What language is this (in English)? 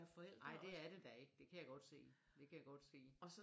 Danish